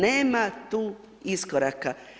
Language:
Croatian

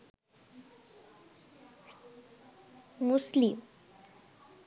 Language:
Sinhala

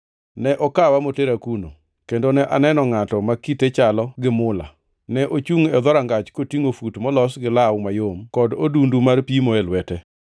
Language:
Luo (Kenya and Tanzania)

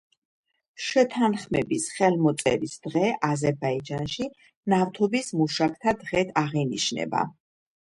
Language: Georgian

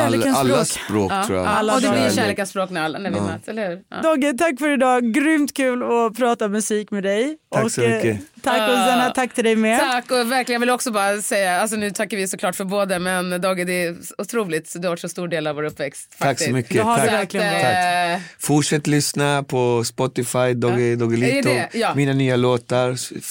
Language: Swedish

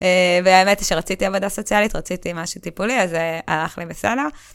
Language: Hebrew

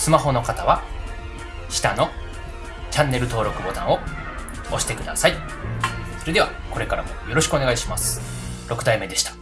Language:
Japanese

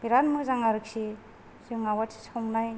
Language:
Bodo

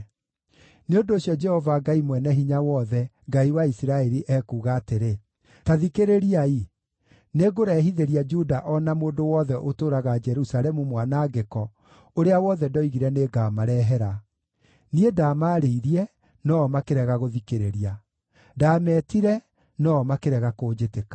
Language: Kikuyu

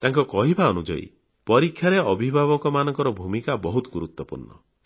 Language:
Odia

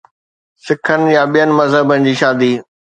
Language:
Sindhi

